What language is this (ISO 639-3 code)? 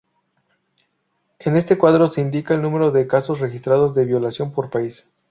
spa